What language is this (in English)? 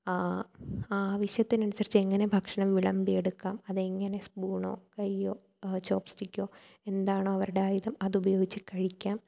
Malayalam